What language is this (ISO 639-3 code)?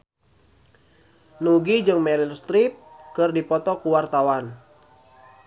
sun